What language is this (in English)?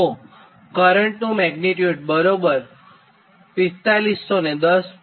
Gujarati